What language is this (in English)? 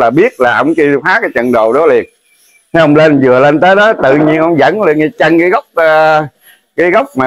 Vietnamese